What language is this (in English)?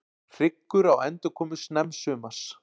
Icelandic